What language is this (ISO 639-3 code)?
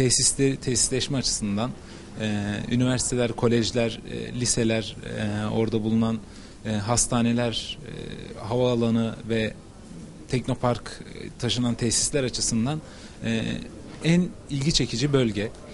tur